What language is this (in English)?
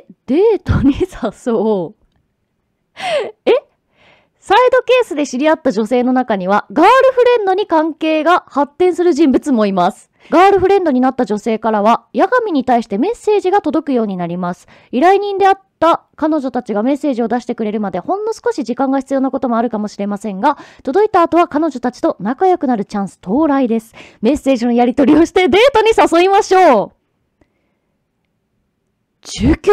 Japanese